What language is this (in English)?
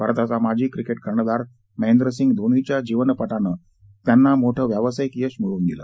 Marathi